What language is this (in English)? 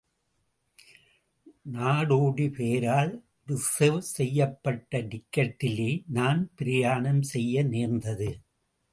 Tamil